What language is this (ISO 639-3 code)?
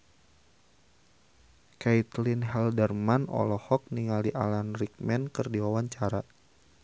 sun